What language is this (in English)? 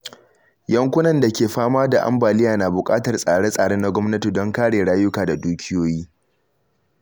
Hausa